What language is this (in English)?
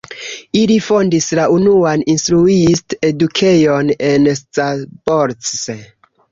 Esperanto